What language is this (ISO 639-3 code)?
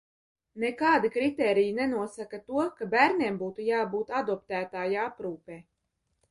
lav